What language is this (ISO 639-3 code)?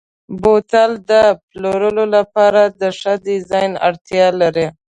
pus